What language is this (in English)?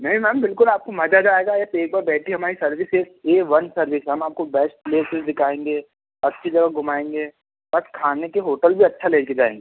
Hindi